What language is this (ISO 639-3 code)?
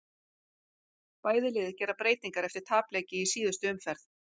isl